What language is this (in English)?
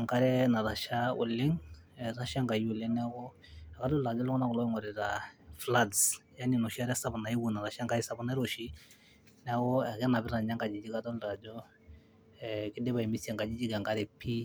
Masai